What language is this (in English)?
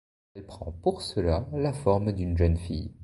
French